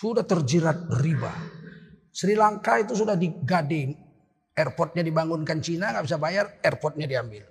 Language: Indonesian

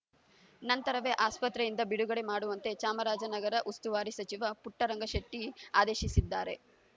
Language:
Kannada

